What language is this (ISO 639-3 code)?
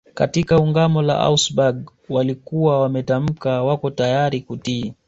swa